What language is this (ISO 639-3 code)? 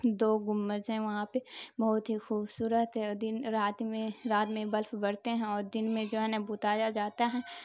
urd